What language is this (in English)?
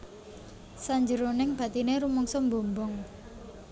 Javanese